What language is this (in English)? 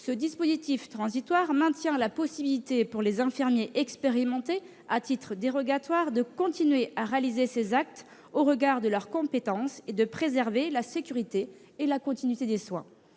French